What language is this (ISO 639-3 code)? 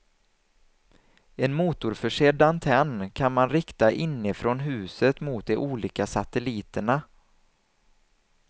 swe